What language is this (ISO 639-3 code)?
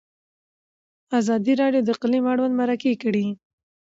pus